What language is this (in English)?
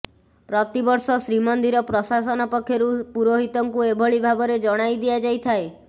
Odia